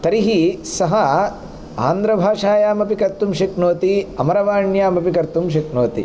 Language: Sanskrit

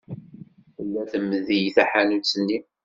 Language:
Kabyle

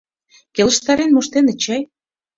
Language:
Mari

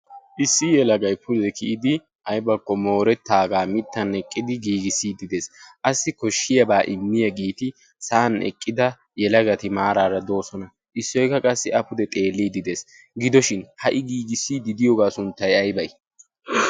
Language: Wolaytta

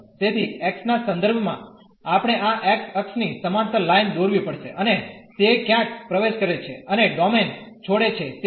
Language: Gujarati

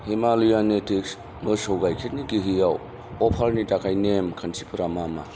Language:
Bodo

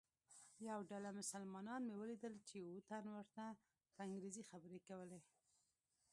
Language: Pashto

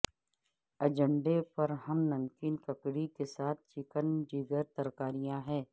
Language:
Urdu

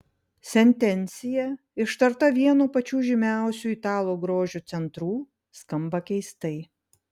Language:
Lithuanian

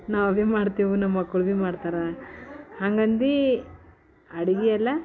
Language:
Kannada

